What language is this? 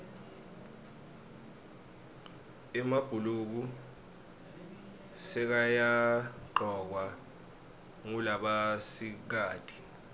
Swati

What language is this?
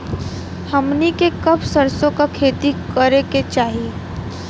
Bhojpuri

